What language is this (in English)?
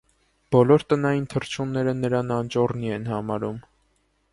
Armenian